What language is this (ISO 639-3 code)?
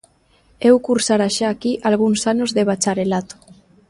glg